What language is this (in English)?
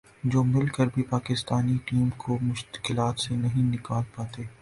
Urdu